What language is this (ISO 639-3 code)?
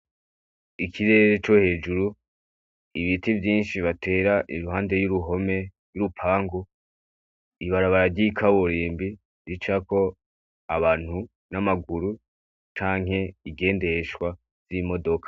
run